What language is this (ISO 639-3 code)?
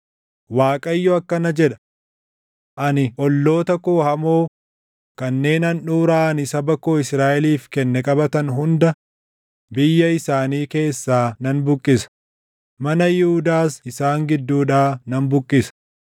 orm